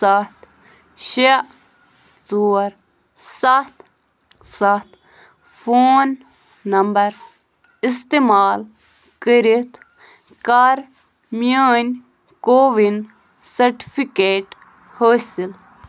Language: Kashmiri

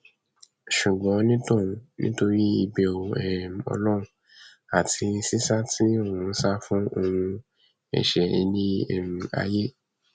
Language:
Yoruba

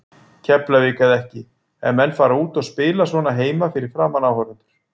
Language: Icelandic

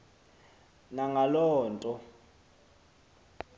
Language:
Xhosa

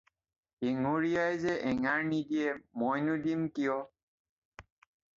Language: Assamese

